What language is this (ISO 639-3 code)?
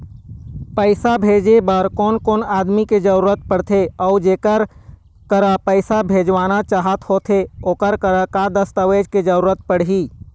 hne